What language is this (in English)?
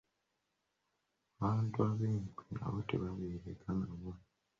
Ganda